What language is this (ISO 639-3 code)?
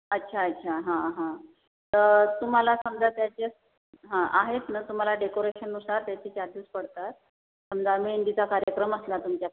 mar